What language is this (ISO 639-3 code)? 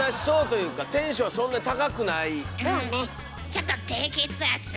jpn